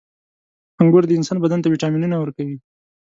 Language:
Pashto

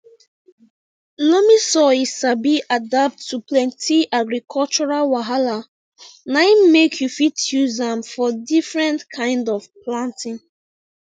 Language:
Nigerian Pidgin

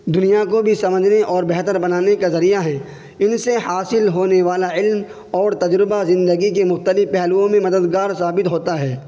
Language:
Urdu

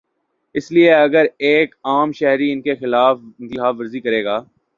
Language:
Urdu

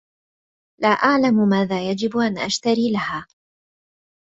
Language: Arabic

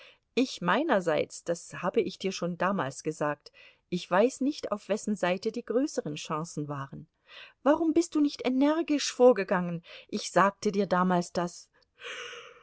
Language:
German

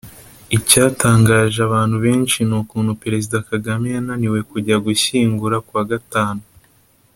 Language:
Kinyarwanda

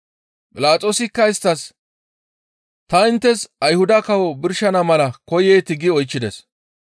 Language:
Gamo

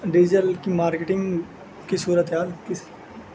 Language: Urdu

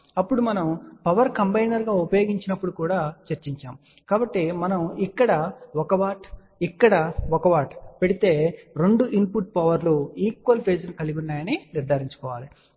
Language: Telugu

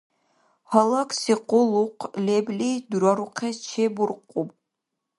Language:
Dargwa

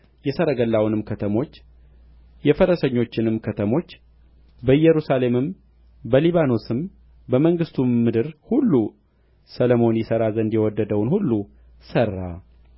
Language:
Amharic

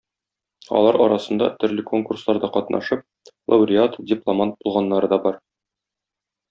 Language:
Tatar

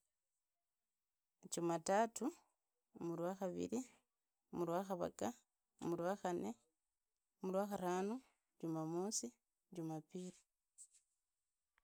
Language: Idakho-Isukha-Tiriki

